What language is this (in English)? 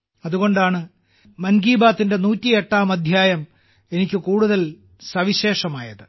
Malayalam